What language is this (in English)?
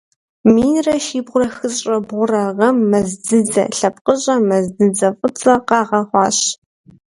Kabardian